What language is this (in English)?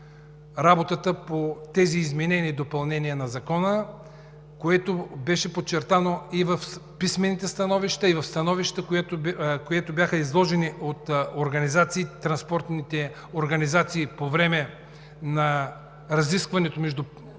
Bulgarian